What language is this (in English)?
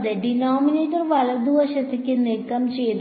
Malayalam